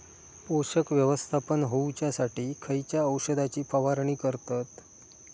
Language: Marathi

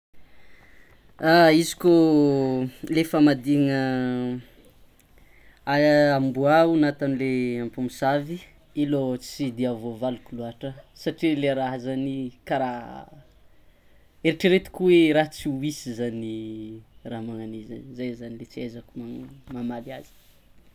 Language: Tsimihety Malagasy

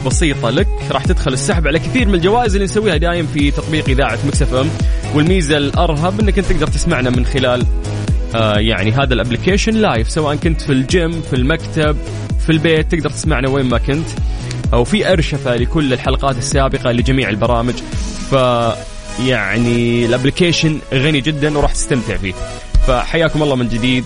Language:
Arabic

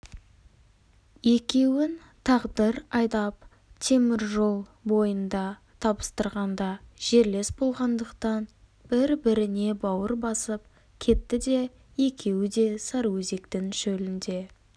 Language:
Kazakh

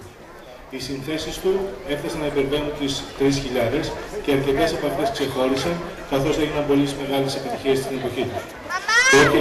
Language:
Greek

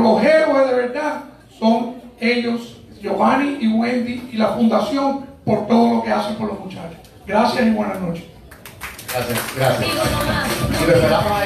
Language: Spanish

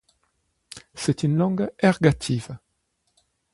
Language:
French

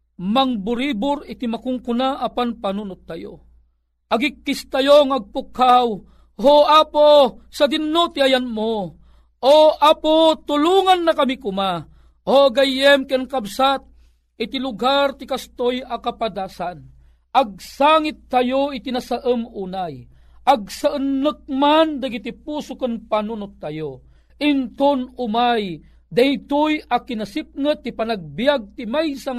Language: Filipino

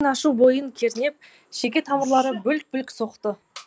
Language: Kazakh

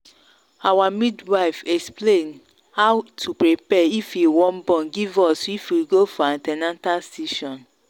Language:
Nigerian Pidgin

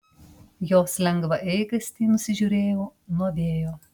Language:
Lithuanian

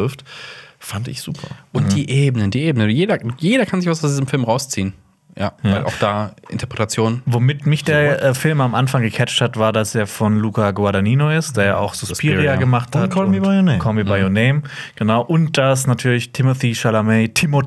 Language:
German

